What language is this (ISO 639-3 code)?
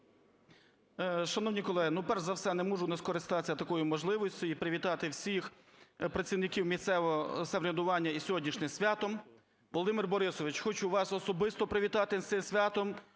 ukr